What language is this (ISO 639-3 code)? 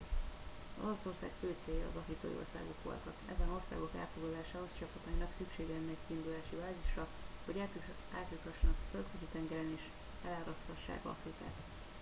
hun